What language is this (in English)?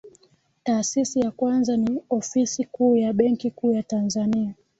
Swahili